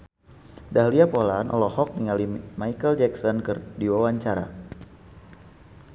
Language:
Sundanese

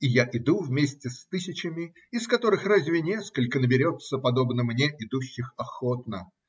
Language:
Russian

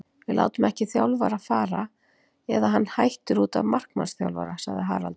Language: Icelandic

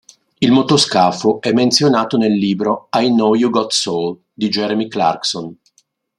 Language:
Italian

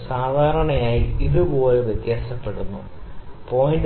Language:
Malayalam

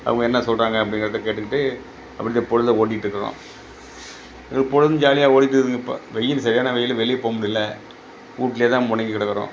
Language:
Tamil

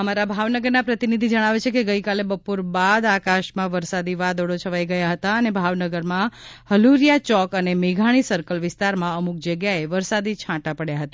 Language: Gujarati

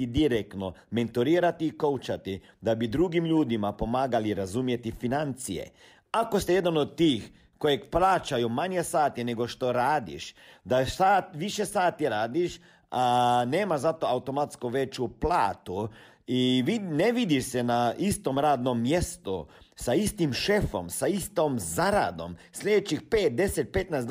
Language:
Croatian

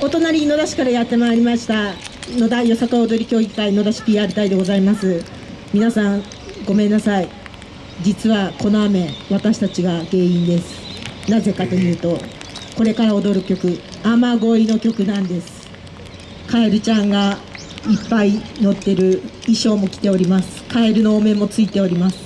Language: Japanese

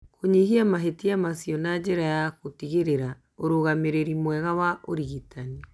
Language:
Kikuyu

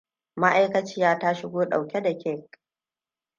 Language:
Hausa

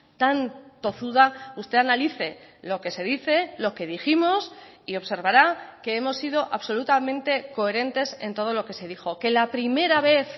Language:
Spanish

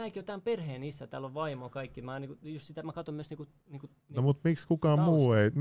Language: Finnish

